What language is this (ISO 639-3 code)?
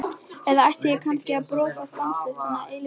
isl